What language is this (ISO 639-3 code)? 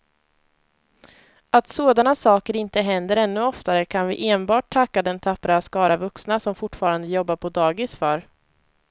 swe